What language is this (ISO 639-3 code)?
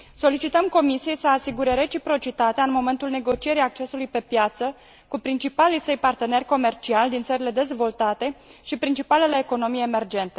ron